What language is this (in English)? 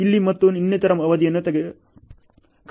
Kannada